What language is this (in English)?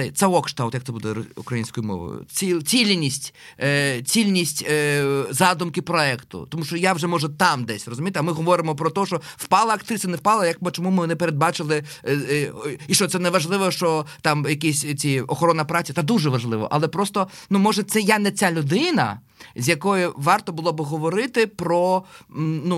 Ukrainian